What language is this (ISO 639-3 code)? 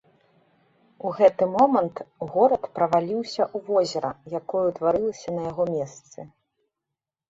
bel